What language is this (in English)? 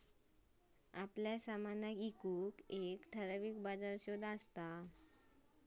Marathi